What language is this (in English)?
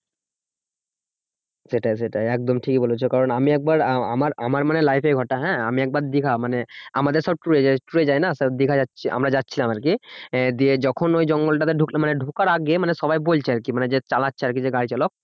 Bangla